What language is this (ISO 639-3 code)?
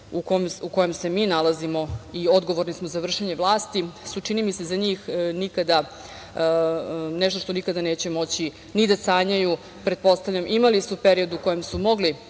srp